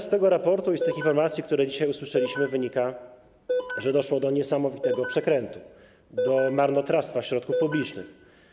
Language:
Polish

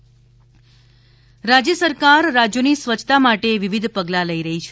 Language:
Gujarati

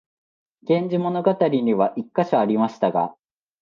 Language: Japanese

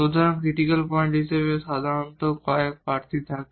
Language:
Bangla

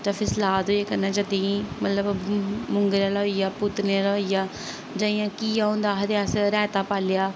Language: Dogri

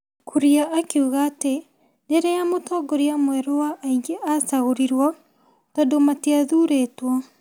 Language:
Kikuyu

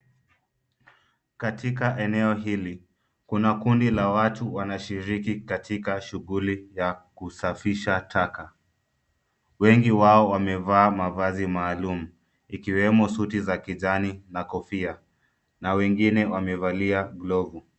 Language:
Swahili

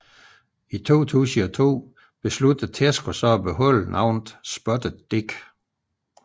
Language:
Danish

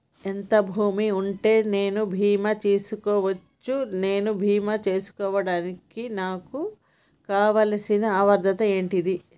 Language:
Telugu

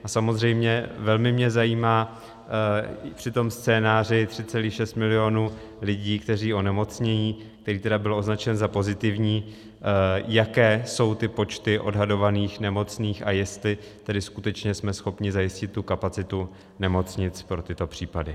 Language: Czech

